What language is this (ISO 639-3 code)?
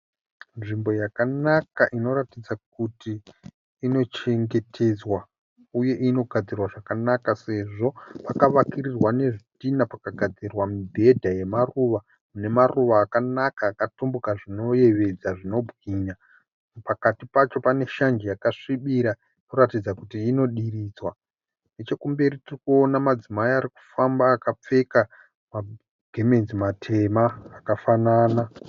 sna